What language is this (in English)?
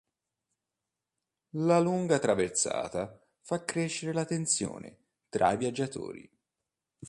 Italian